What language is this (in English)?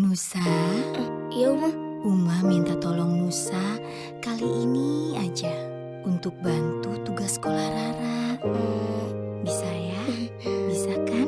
Indonesian